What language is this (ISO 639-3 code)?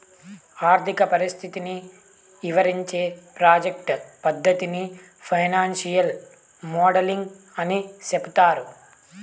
tel